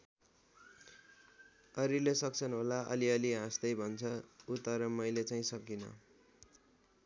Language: Nepali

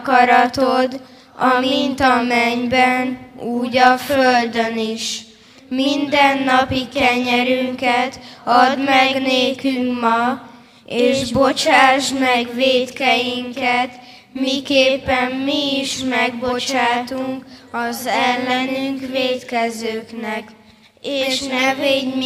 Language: Hungarian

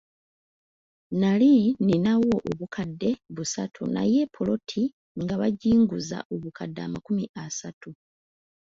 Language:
Ganda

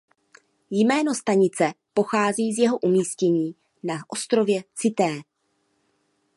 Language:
Czech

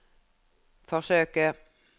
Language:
Norwegian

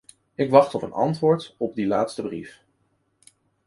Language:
Dutch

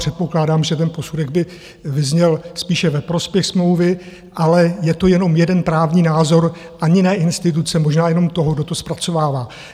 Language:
Czech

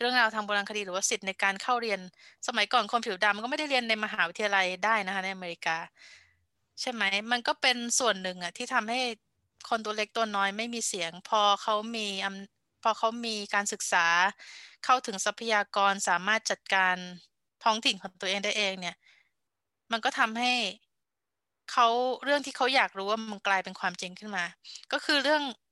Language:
Thai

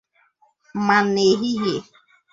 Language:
Igbo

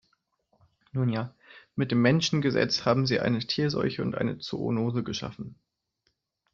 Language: German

